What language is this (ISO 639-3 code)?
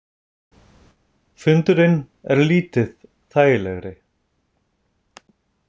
isl